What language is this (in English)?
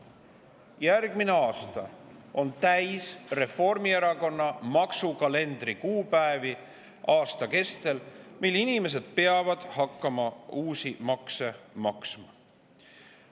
Estonian